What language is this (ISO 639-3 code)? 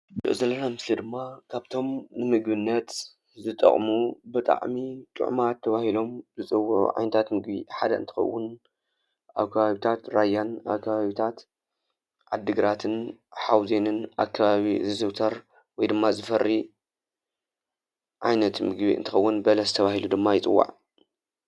tir